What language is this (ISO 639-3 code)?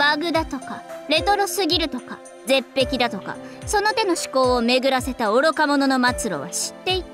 jpn